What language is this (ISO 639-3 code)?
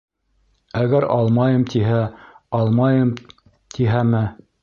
bak